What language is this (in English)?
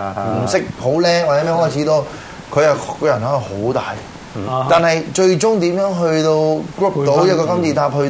Chinese